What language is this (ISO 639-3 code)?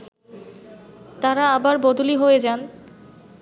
ben